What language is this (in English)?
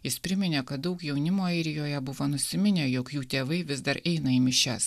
Lithuanian